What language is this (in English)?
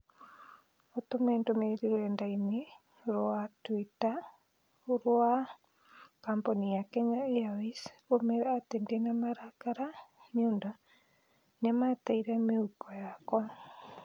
Kikuyu